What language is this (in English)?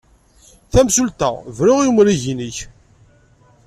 Kabyle